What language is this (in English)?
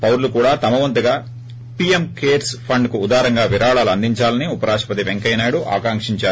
Telugu